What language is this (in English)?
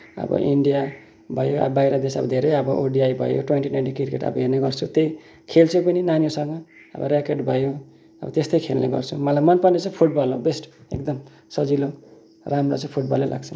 Nepali